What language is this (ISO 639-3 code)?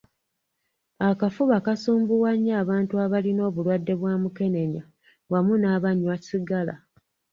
lug